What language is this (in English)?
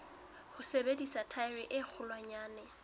Southern Sotho